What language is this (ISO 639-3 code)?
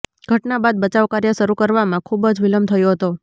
guj